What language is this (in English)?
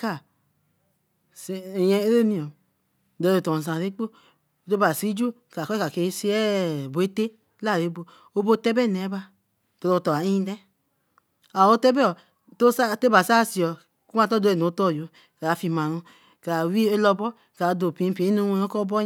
Eleme